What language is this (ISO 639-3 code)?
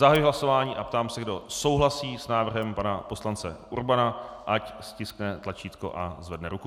ces